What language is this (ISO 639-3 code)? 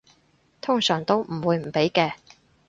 yue